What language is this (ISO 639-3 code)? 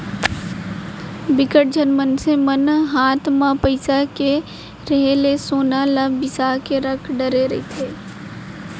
hne